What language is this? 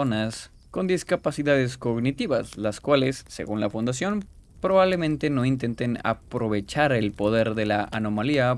Spanish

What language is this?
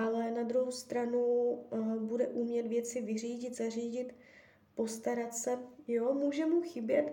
Czech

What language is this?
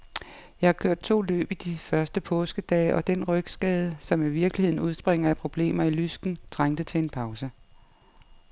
Danish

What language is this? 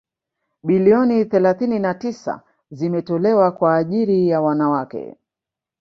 Swahili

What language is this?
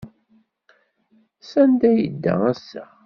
Kabyle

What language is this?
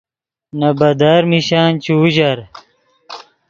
Yidgha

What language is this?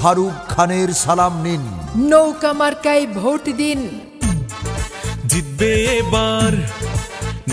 Hindi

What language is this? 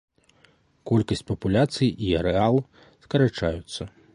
Belarusian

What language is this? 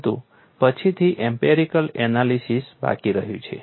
Gujarati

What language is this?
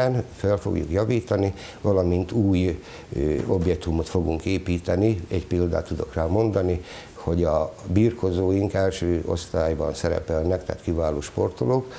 Hungarian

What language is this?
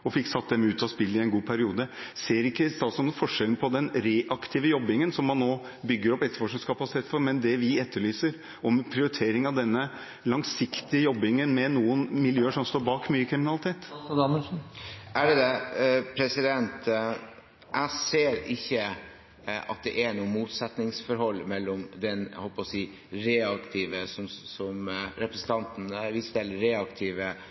Norwegian Bokmål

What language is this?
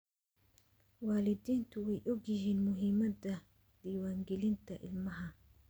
Somali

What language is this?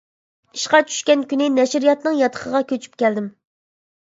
Uyghur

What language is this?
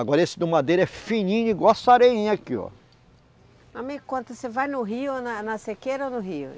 Portuguese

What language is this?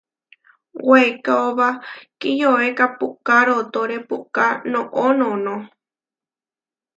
Huarijio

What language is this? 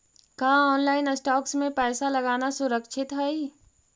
Magahi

